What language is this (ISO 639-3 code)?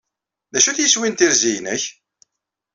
kab